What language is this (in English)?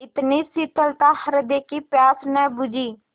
Hindi